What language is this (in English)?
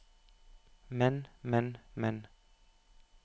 Norwegian